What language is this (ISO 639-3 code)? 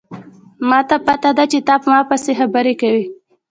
pus